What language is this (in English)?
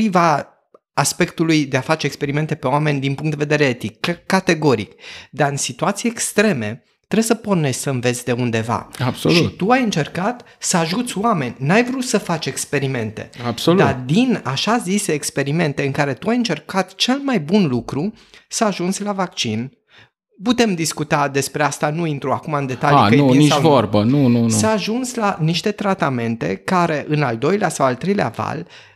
Romanian